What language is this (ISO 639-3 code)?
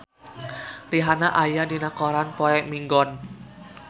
sun